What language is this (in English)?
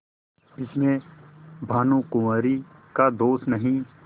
Hindi